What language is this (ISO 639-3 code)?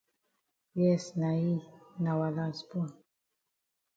wes